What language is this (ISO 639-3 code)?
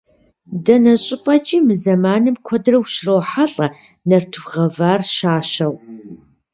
kbd